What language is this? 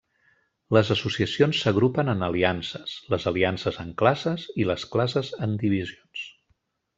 Catalan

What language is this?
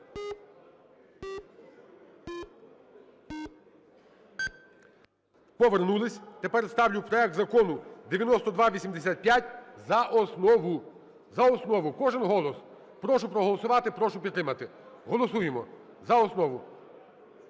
Ukrainian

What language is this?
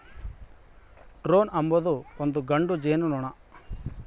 Kannada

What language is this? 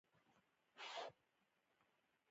Pashto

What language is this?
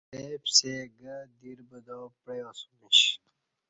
Kati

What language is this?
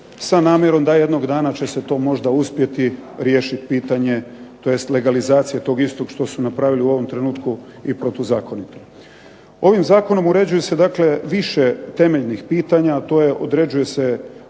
Croatian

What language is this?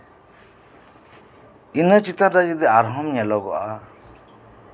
Santali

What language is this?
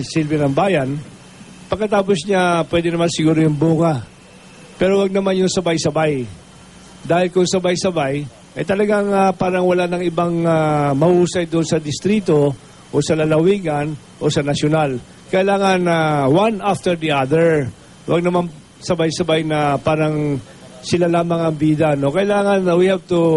Filipino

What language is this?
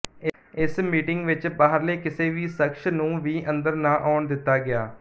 Punjabi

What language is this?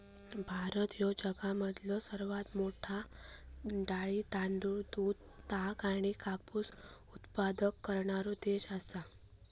Marathi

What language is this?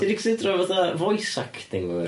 Welsh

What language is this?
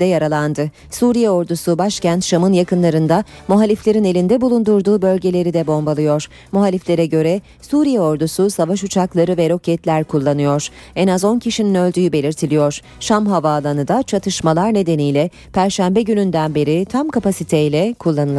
Turkish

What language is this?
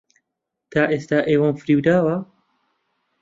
Central Kurdish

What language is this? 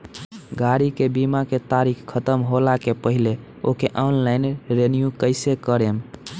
Bhojpuri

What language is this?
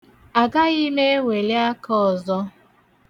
Igbo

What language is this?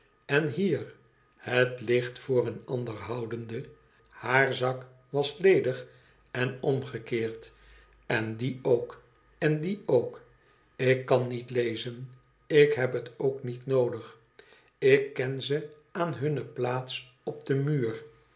Dutch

